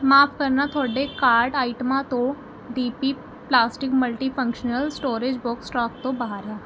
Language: Punjabi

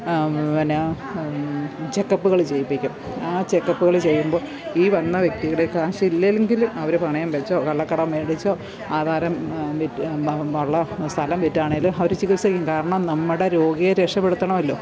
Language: Malayalam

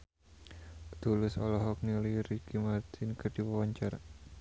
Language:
Sundanese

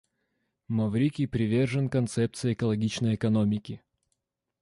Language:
Russian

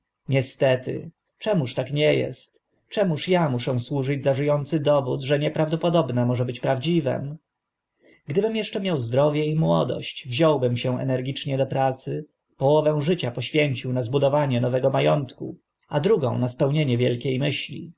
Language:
Polish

